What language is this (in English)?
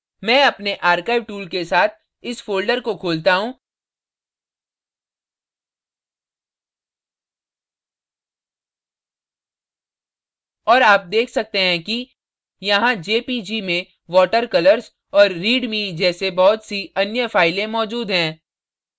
Hindi